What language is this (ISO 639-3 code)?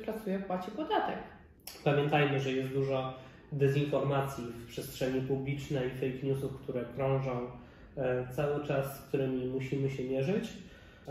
pol